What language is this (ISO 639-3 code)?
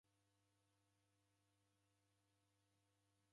dav